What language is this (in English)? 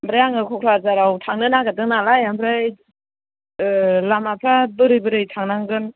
Bodo